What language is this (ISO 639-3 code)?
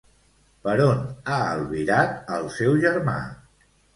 cat